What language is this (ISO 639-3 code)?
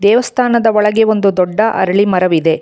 kan